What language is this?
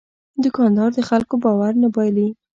Pashto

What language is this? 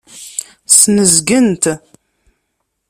Kabyle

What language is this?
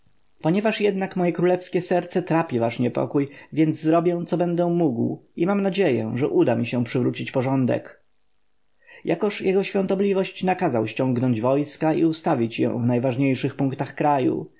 Polish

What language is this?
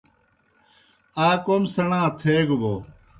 Kohistani Shina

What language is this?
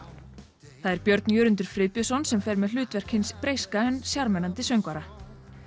Icelandic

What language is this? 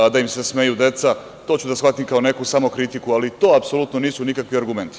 Serbian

